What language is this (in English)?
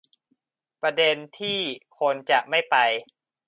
Thai